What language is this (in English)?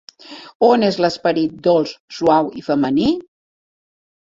Catalan